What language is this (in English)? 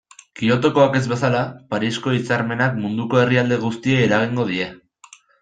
Basque